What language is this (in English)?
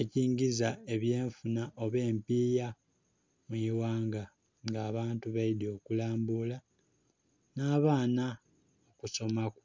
Soga